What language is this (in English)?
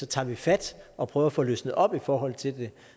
Danish